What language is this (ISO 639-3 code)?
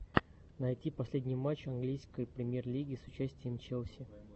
rus